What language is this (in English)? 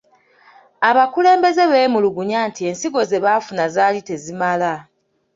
Ganda